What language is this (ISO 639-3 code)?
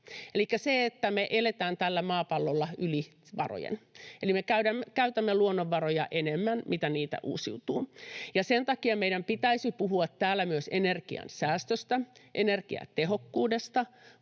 fin